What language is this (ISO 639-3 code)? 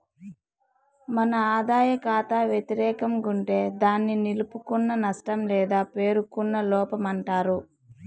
tel